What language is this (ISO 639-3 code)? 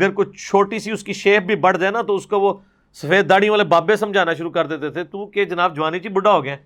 urd